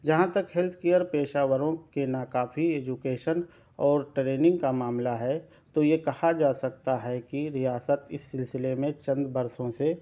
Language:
Urdu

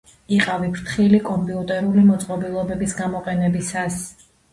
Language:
Georgian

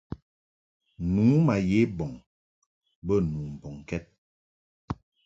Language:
Mungaka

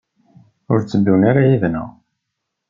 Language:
Kabyle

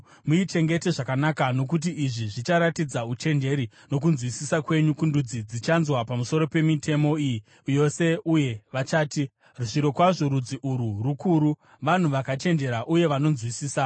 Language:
Shona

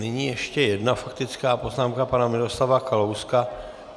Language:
Czech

